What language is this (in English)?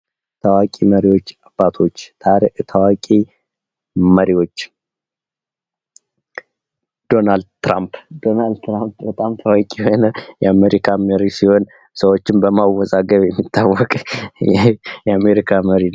Amharic